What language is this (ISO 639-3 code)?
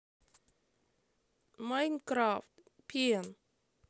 rus